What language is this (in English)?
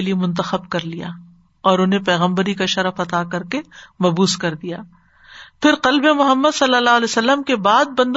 Urdu